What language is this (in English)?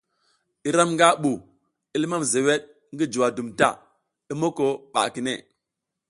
South Giziga